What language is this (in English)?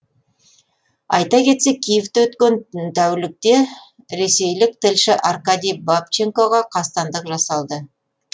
Kazakh